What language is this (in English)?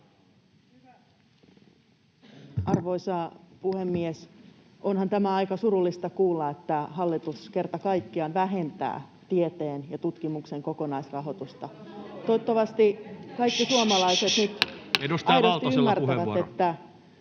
Finnish